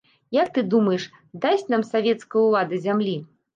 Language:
Belarusian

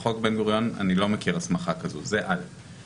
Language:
Hebrew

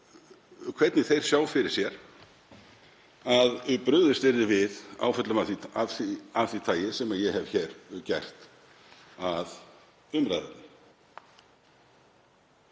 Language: Icelandic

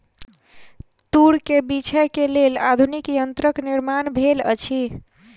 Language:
Maithili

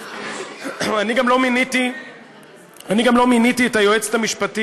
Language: Hebrew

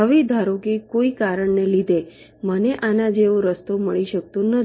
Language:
Gujarati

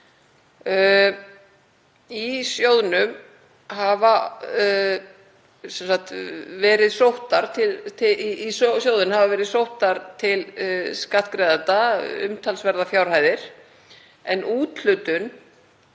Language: Icelandic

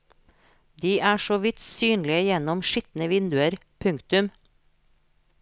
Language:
Norwegian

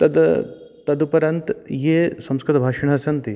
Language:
Sanskrit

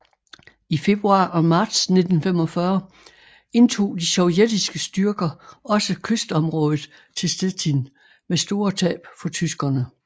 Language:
Danish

